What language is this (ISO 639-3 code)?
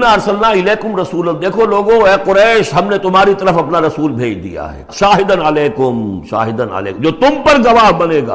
urd